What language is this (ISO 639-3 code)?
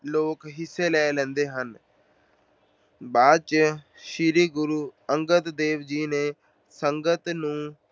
pan